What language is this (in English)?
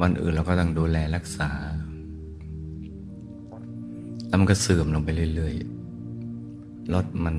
Thai